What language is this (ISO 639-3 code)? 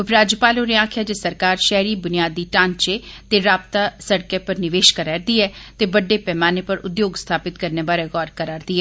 doi